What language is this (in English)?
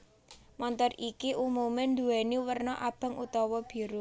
Javanese